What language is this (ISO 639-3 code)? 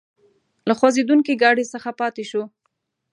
pus